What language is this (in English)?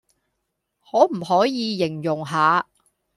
Cantonese